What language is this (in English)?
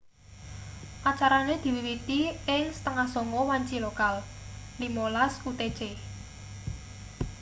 Javanese